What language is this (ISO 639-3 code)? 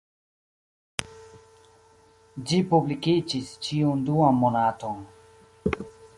epo